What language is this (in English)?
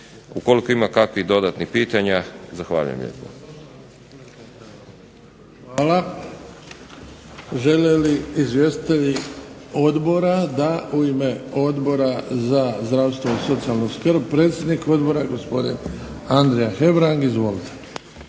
Croatian